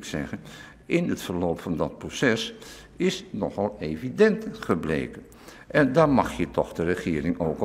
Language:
Dutch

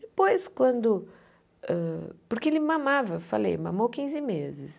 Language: Portuguese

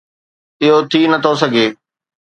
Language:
Sindhi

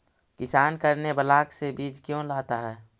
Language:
Magahi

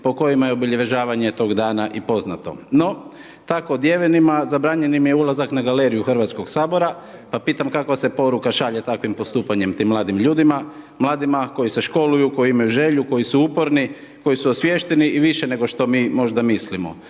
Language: Croatian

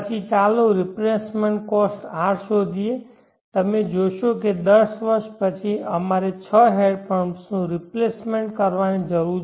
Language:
Gujarati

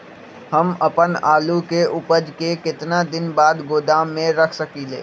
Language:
Magahi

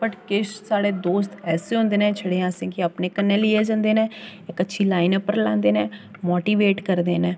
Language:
Dogri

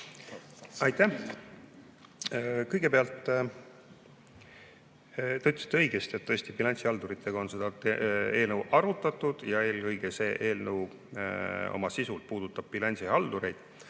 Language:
Estonian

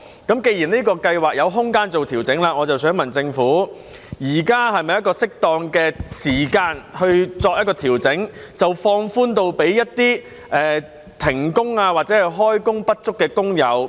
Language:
Cantonese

